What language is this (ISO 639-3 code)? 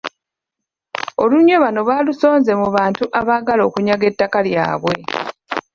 lug